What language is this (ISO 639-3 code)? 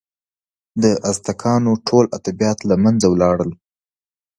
pus